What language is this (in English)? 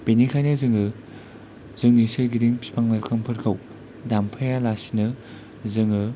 Bodo